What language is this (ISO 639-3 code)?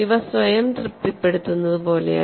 mal